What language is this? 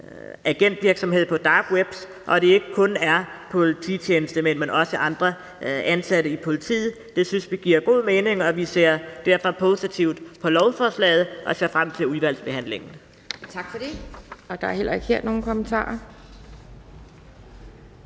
Danish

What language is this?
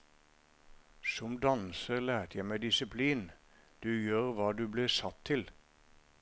Norwegian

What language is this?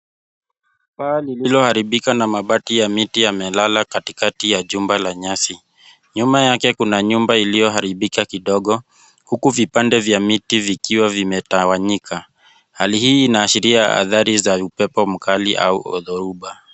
Swahili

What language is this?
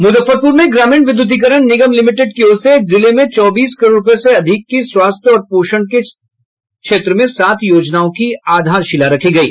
Hindi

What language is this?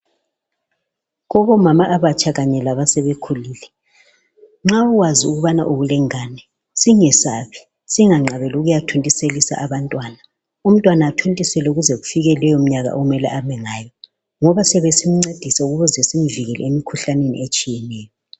North Ndebele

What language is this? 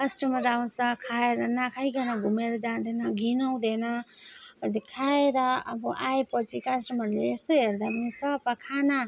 Nepali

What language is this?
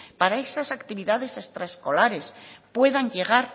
Spanish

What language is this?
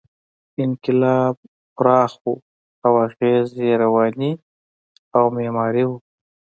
Pashto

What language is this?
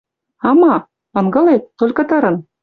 Western Mari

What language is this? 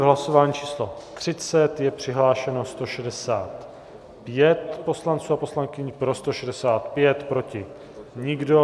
Czech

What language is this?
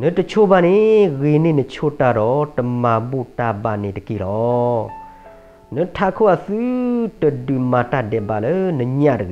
Thai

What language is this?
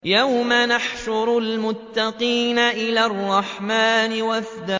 Arabic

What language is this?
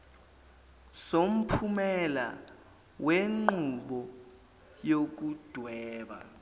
Zulu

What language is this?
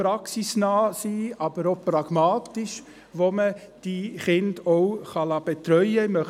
Swiss German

